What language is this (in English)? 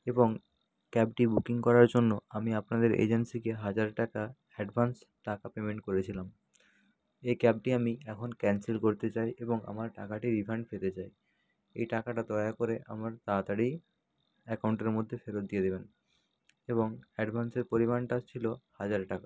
Bangla